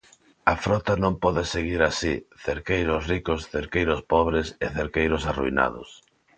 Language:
Galician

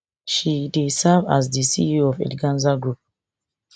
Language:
Nigerian Pidgin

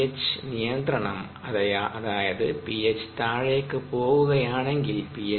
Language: Malayalam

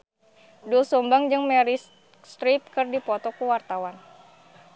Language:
Sundanese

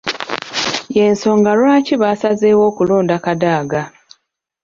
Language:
Ganda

